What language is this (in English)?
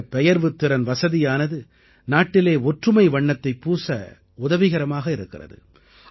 Tamil